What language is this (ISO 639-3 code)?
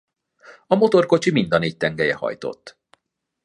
hun